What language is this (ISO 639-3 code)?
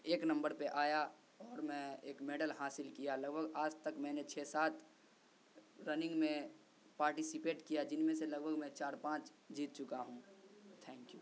urd